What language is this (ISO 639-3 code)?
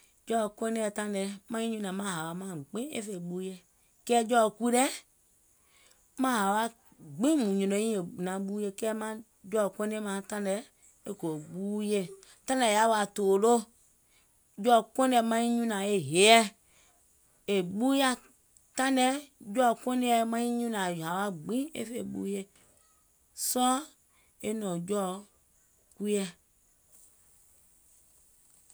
gol